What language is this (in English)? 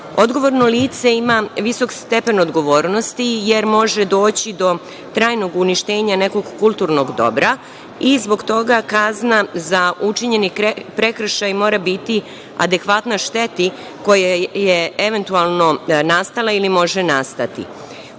Serbian